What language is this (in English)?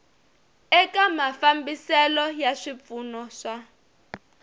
Tsonga